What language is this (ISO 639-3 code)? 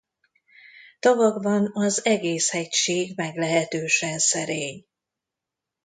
hun